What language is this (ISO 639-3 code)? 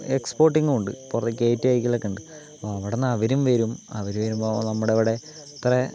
mal